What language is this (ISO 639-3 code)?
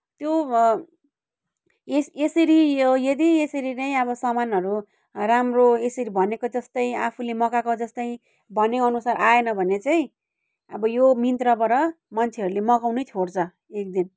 nep